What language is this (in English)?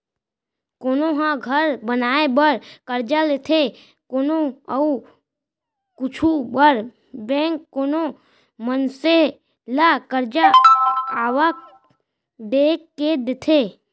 Chhattisgarhi